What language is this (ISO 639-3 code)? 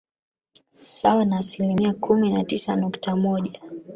swa